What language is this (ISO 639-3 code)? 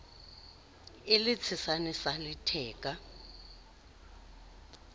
sot